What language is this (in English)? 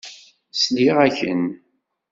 Kabyle